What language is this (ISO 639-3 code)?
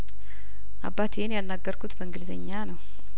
amh